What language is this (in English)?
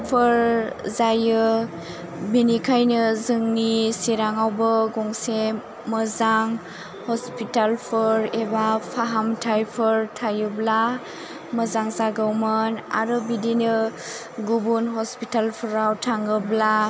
Bodo